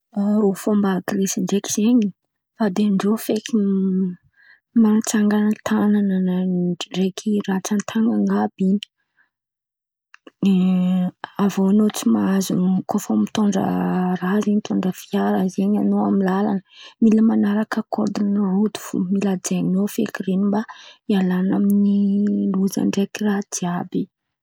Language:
Antankarana Malagasy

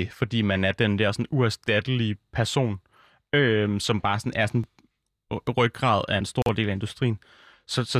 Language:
Danish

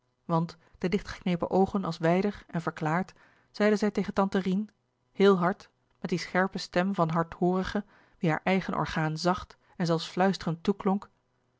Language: Dutch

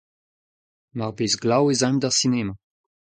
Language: Breton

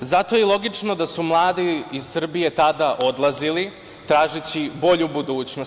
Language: Serbian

